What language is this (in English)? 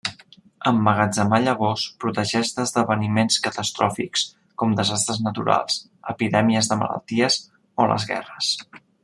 Catalan